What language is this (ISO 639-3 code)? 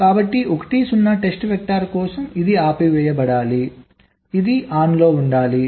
tel